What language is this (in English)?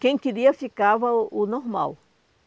Portuguese